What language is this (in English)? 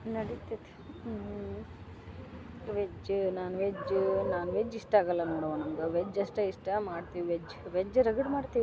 Kannada